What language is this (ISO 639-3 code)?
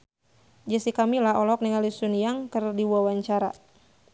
sun